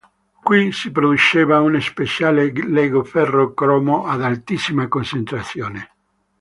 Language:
Italian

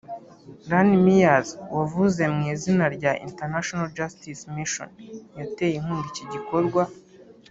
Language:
Kinyarwanda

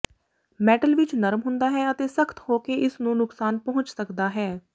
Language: Punjabi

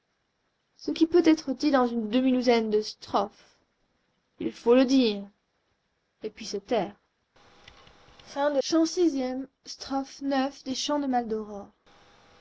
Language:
French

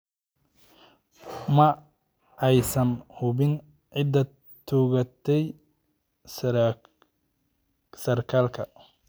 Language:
Somali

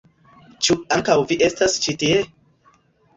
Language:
Esperanto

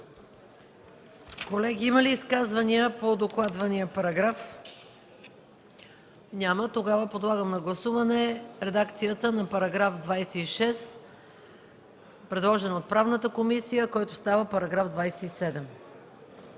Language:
Bulgarian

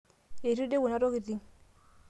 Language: Masai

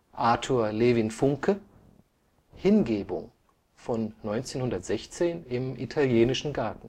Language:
German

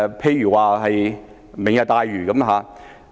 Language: Cantonese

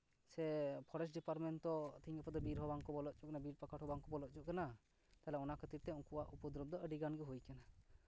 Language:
Santali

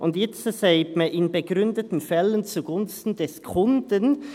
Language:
Swiss German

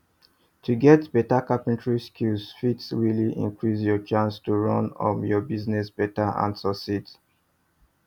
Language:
Nigerian Pidgin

